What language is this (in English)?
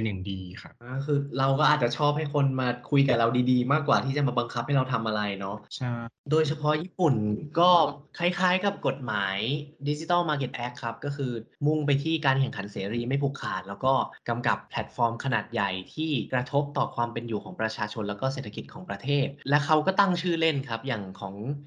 Thai